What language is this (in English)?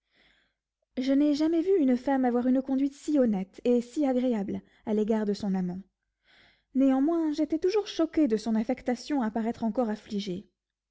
French